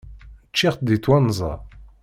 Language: Kabyle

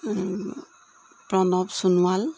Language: Assamese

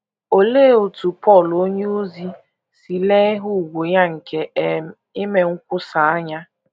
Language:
Igbo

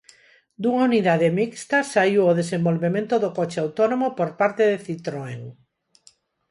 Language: Galician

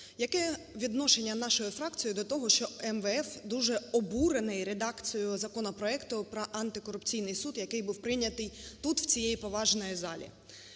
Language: Ukrainian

